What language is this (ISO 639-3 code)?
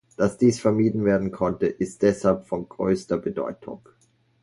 deu